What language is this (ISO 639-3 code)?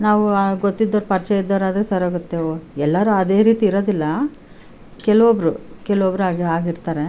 kan